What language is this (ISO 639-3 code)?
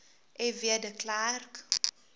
afr